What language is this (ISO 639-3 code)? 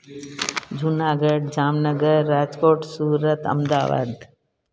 snd